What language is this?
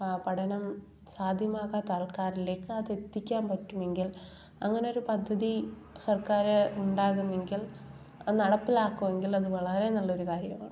Malayalam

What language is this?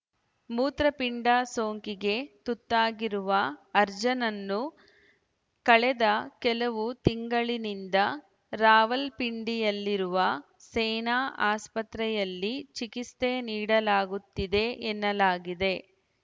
Kannada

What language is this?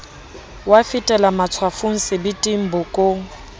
Southern Sotho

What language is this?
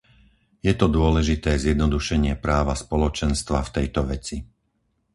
Slovak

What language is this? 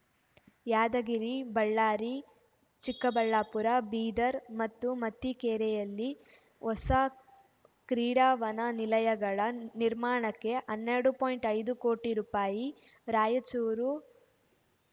Kannada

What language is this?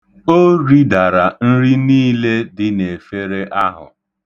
Igbo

